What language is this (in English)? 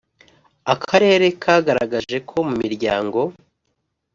Kinyarwanda